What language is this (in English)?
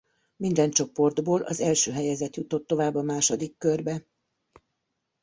Hungarian